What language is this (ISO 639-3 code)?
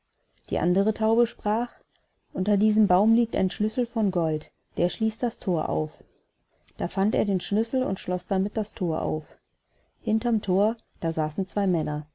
deu